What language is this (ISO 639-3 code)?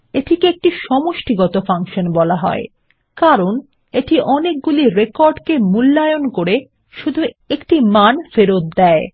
ben